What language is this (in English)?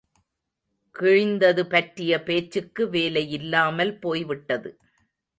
Tamil